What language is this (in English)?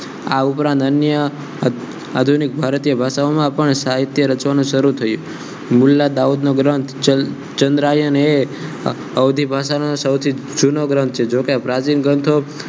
Gujarati